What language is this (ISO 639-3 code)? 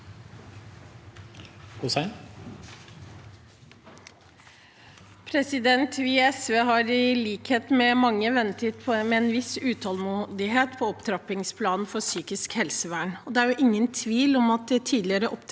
nor